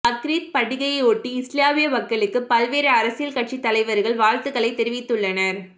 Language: Tamil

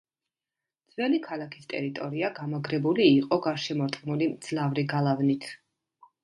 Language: Georgian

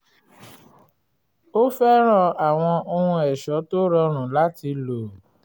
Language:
Yoruba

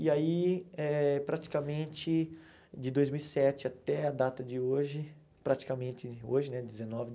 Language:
Portuguese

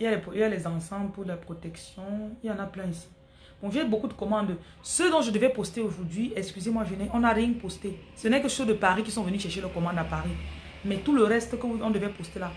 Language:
French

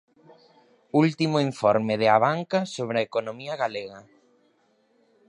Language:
Galician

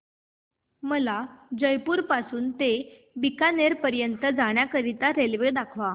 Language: Marathi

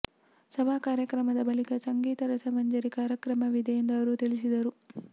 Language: Kannada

